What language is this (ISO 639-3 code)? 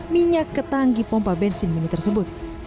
ind